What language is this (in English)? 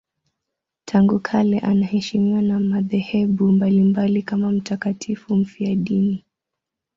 Swahili